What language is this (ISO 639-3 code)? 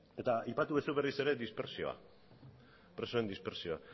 eus